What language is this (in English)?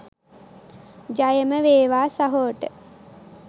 Sinhala